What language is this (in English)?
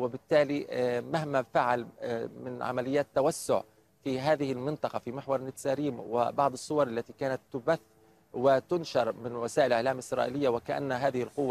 Arabic